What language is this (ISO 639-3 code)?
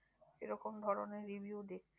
ben